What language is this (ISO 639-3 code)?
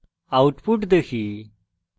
ben